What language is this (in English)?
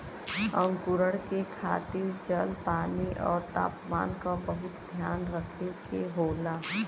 Bhojpuri